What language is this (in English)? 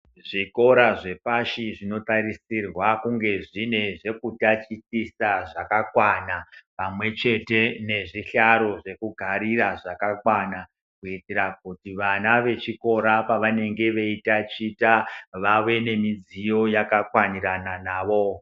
Ndau